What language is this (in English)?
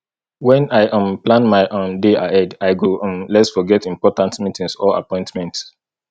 Nigerian Pidgin